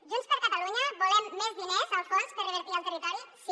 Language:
Catalan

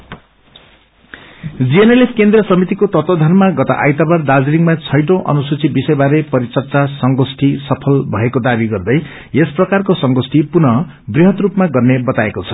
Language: Nepali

